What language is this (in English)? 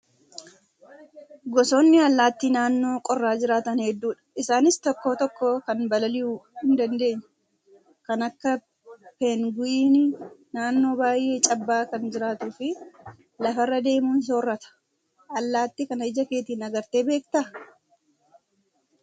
Oromo